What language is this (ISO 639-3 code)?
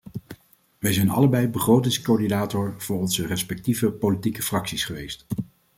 nld